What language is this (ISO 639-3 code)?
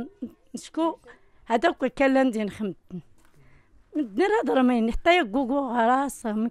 ara